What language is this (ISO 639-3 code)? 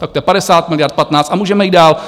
ces